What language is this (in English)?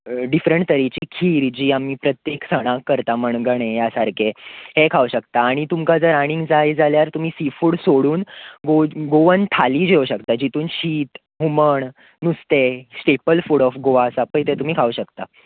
Konkani